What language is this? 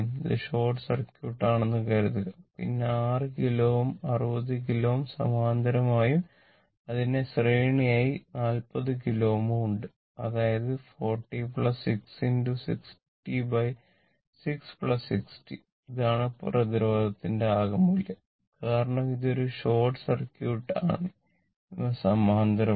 Malayalam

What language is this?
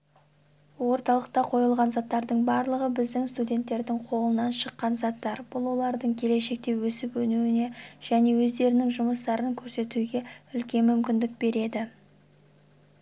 Kazakh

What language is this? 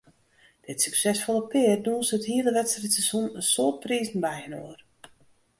Western Frisian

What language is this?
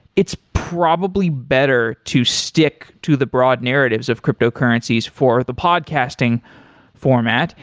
English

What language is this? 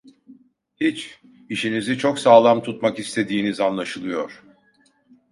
Turkish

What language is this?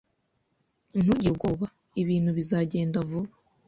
Kinyarwanda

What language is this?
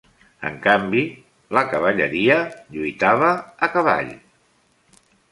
Catalan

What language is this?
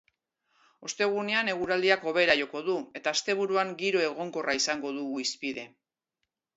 Basque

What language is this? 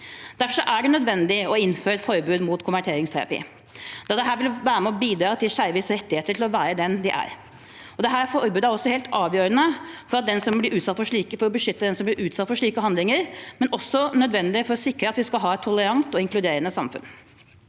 Norwegian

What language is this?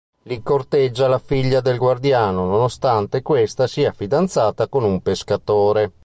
Italian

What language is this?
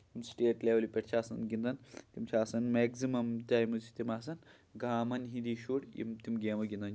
Kashmiri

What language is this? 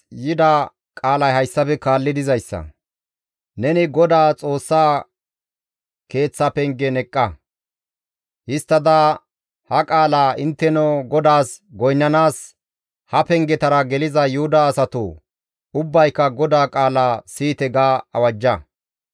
Gamo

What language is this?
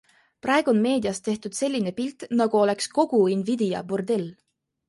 Estonian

